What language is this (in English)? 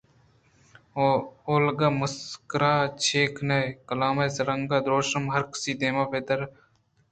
Eastern Balochi